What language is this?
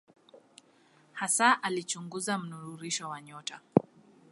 Swahili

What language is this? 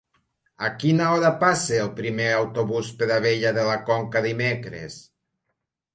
Catalan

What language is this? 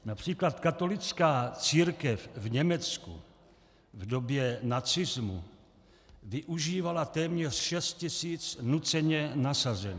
Czech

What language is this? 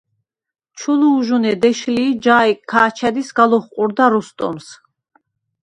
Svan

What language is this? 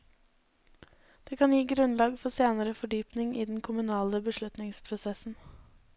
Norwegian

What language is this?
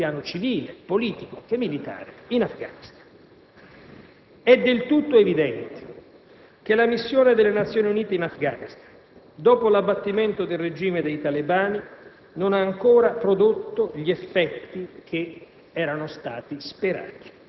Italian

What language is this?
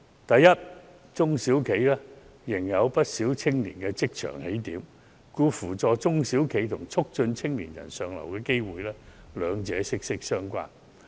Cantonese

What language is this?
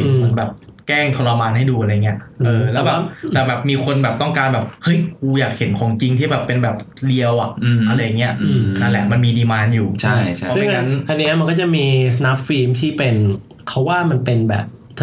Thai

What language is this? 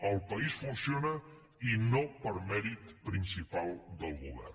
Catalan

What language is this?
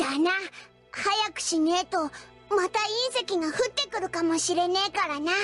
Japanese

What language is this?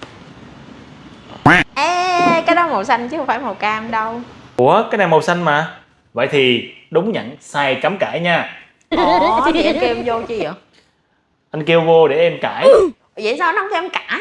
Vietnamese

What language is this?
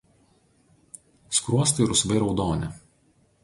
Lithuanian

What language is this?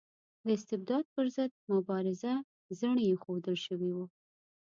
Pashto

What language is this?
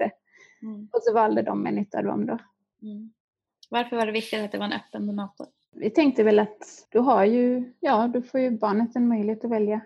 Swedish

